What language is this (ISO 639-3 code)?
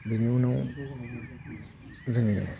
brx